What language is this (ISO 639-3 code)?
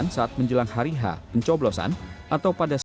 ind